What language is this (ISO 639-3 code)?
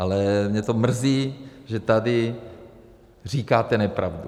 ces